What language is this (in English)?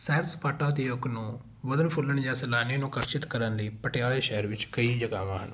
Punjabi